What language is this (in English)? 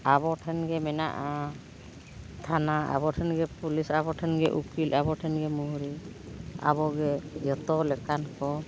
Santali